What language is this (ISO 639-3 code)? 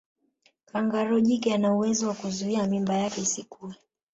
swa